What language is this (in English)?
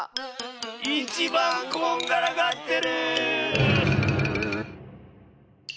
Japanese